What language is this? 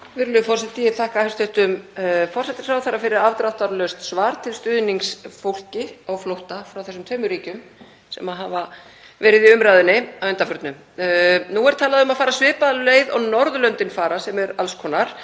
Icelandic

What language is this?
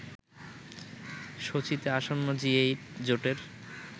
Bangla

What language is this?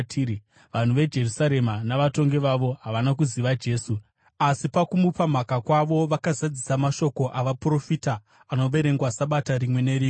Shona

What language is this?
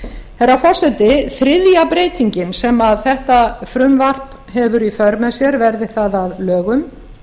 Icelandic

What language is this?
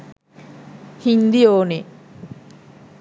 Sinhala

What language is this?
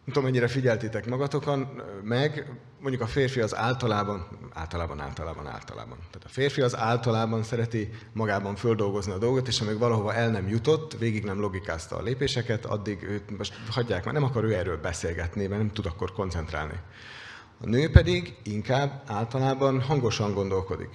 Hungarian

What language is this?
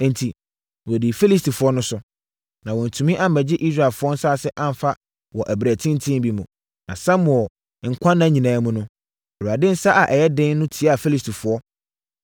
Akan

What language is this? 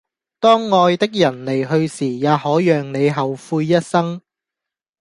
Cantonese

